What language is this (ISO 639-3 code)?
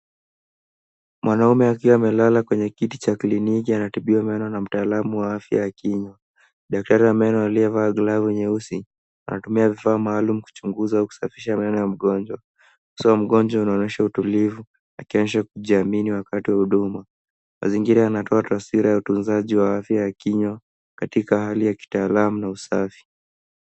swa